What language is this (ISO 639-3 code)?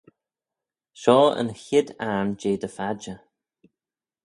glv